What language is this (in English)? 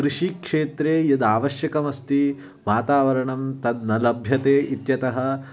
Sanskrit